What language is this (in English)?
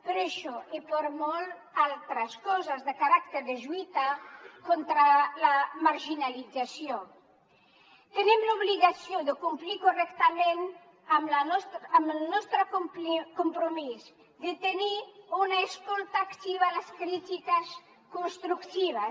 Catalan